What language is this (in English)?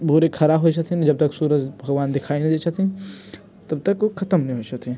Maithili